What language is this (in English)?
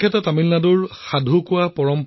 Assamese